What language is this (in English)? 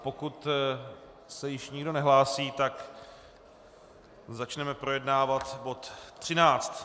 Czech